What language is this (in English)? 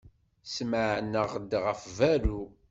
Kabyle